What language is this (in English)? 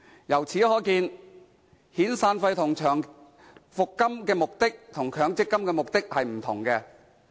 Cantonese